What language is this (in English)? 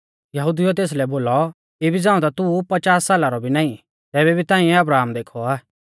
Mahasu Pahari